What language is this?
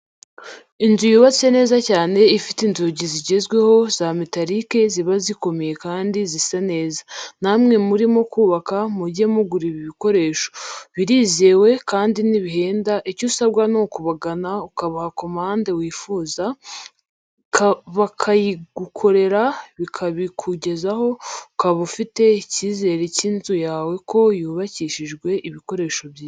Kinyarwanda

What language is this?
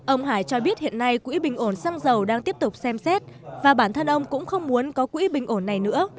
Vietnamese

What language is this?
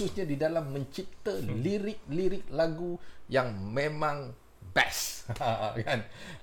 Malay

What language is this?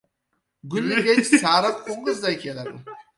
Uzbek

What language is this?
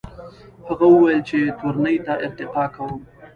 Pashto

